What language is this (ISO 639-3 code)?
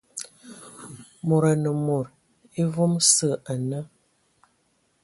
ewo